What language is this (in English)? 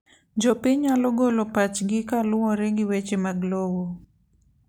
Luo (Kenya and Tanzania)